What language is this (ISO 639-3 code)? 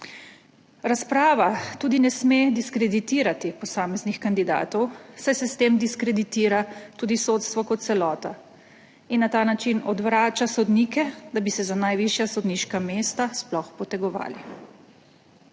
slv